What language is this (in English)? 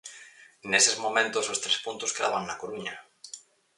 Galician